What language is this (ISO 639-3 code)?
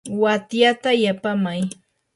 qur